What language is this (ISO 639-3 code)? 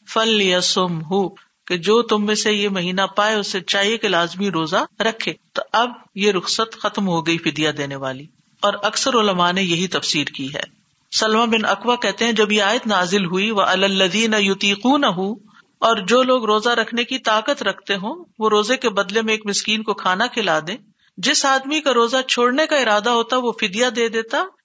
urd